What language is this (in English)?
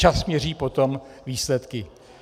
Czech